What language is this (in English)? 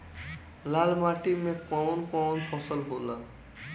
Bhojpuri